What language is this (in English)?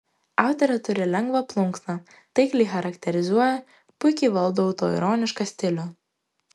Lithuanian